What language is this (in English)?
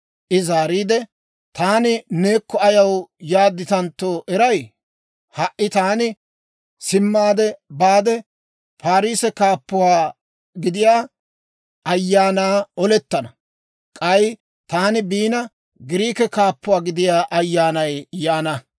Dawro